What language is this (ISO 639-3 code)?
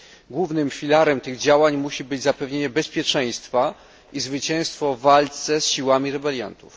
pol